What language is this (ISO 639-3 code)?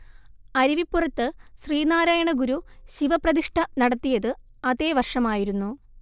mal